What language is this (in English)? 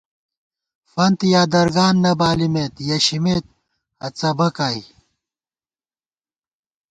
Gawar-Bati